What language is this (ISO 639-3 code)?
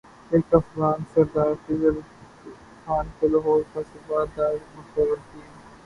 urd